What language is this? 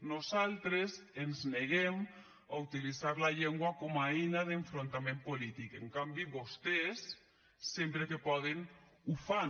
Catalan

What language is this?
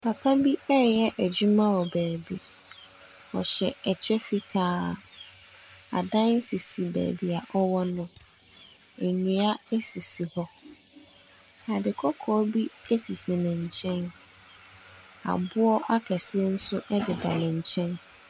Akan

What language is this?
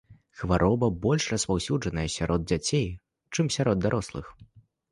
Belarusian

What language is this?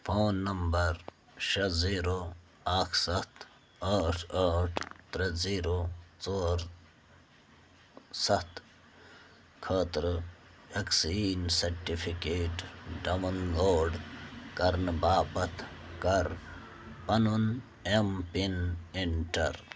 Kashmiri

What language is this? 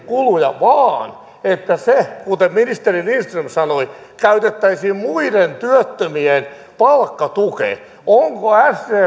Finnish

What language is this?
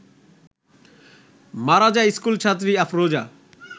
Bangla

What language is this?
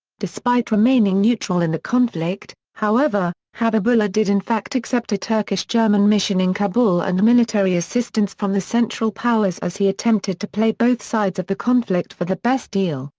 English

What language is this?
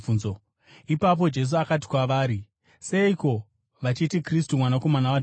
Shona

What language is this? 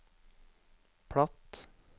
Norwegian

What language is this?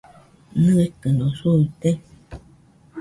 Nüpode Huitoto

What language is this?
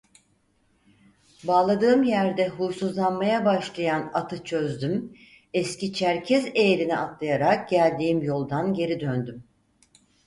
Turkish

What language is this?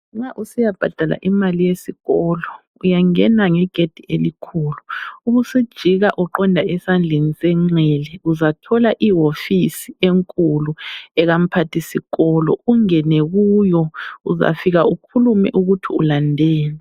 North Ndebele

